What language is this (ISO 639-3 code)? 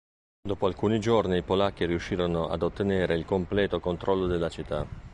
ita